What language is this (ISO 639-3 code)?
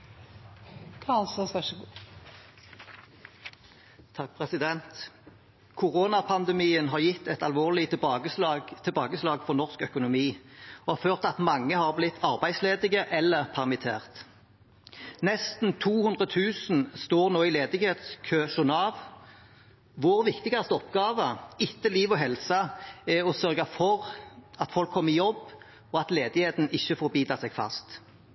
nob